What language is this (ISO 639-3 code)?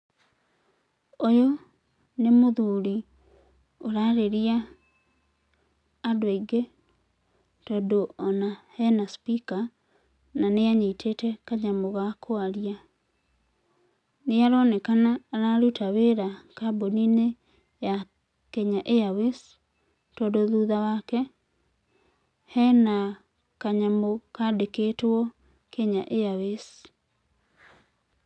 kik